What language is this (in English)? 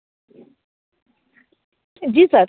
Hindi